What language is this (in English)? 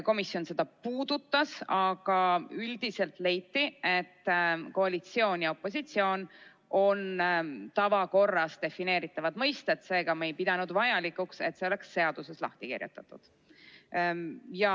Estonian